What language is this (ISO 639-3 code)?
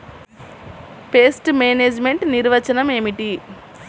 tel